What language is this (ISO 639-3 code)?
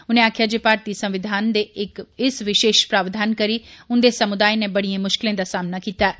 doi